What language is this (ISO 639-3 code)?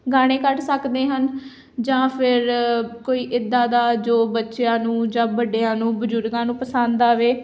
pan